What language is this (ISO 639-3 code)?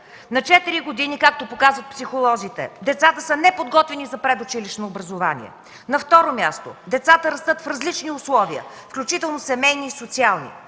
bul